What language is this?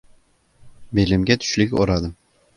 Uzbek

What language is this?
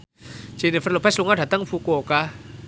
Javanese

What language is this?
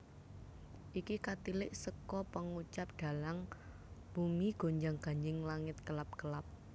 Javanese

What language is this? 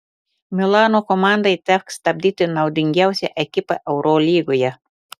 Lithuanian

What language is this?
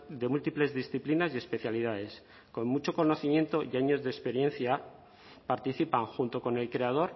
Spanish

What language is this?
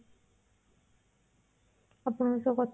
Odia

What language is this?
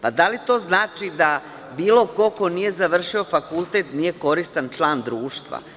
Serbian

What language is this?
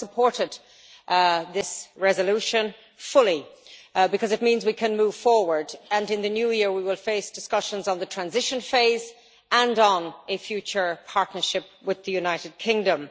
English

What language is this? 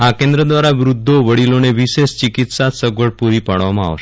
Gujarati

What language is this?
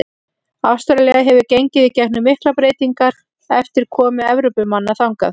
Icelandic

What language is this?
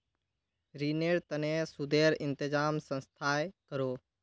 Magahi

